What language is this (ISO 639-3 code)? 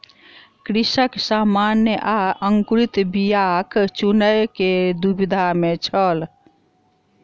mai